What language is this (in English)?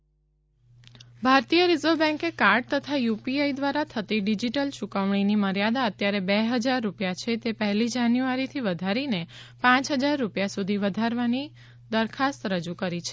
Gujarati